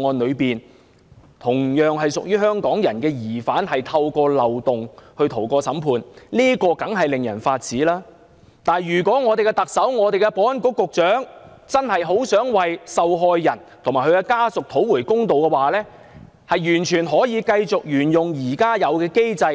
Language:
Cantonese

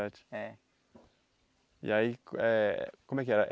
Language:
Portuguese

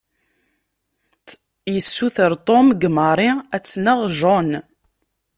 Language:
Kabyle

